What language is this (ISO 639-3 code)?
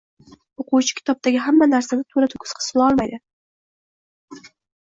uzb